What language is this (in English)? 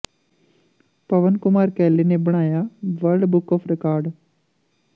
Punjabi